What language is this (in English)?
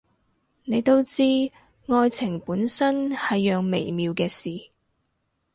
Cantonese